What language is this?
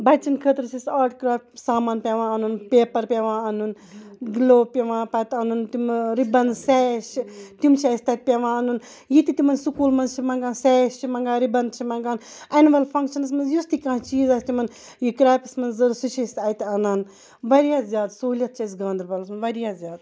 Kashmiri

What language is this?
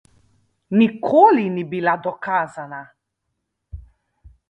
Slovenian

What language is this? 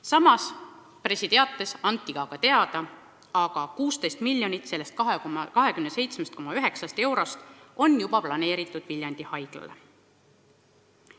Estonian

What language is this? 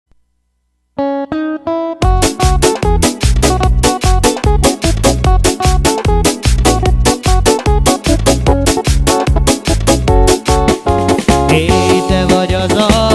Arabic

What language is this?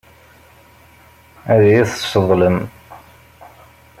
Kabyle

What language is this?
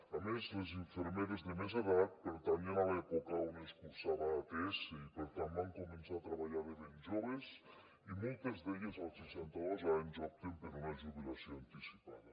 Catalan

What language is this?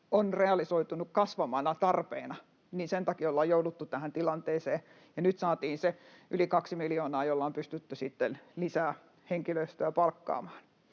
Finnish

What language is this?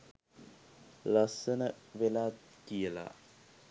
Sinhala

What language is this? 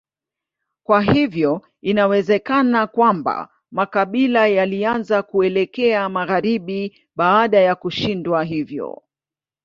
Swahili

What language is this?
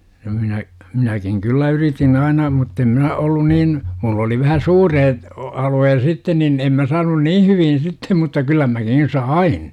Finnish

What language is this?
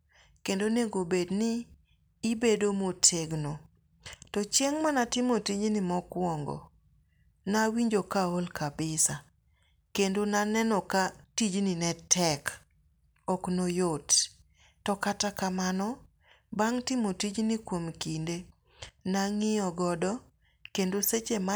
Luo (Kenya and Tanzania)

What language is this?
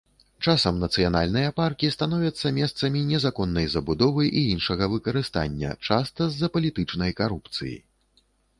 Belarusian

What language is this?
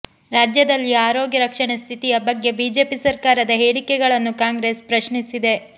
Kannada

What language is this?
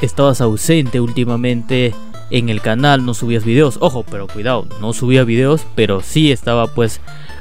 Spanish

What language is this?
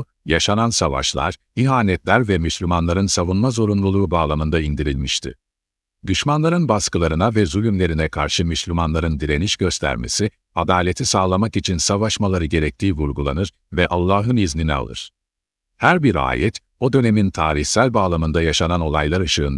Turkish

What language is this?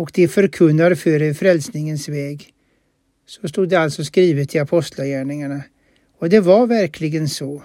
Swedish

